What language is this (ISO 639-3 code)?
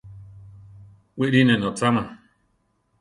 tar